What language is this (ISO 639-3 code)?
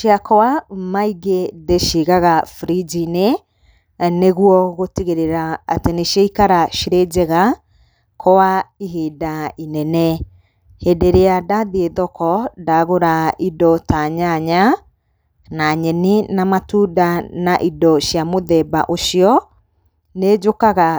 kik